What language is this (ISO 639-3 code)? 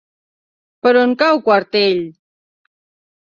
cat